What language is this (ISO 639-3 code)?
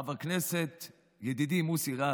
heb